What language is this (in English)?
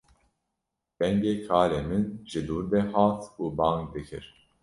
Kurdish